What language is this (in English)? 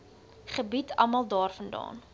Afrikaans